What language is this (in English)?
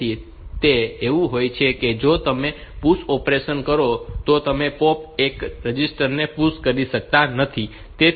Gujarati